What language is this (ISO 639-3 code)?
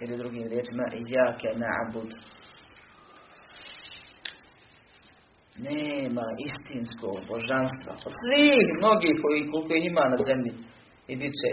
hrv